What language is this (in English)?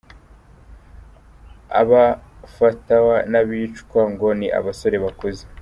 Kinyarwanda